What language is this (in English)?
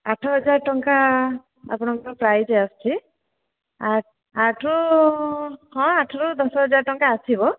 Odia